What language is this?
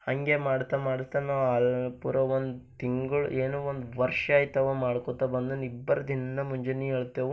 Kannada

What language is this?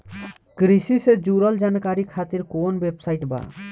Bhojpuri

